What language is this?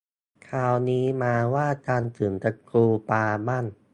Thai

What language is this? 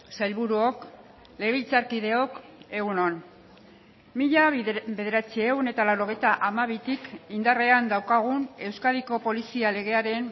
Basque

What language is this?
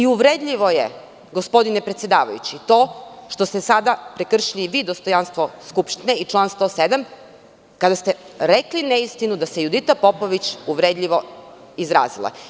Serbian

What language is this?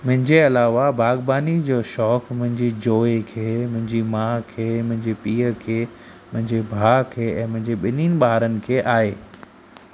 Sindhi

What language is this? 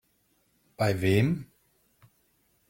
German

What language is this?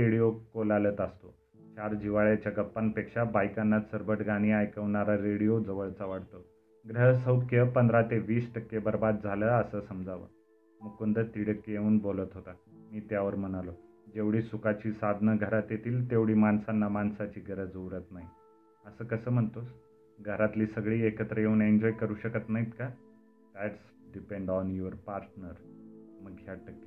Marathi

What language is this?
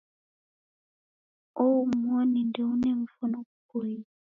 Taita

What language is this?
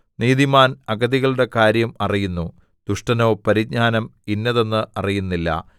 Malayalam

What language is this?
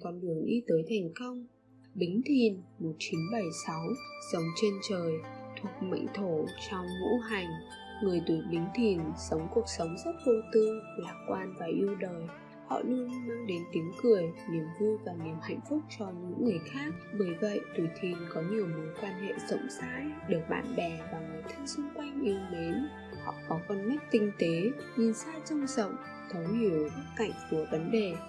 Vietnamese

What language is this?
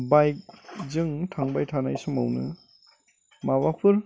Bodo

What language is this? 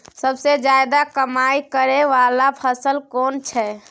Maithili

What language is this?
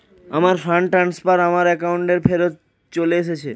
Bangla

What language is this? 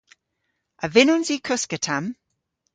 Cornish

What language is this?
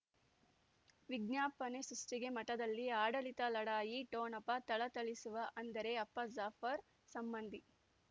Kannada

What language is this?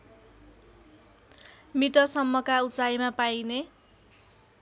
Nepali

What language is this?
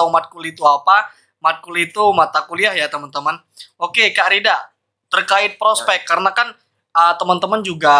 Indonesian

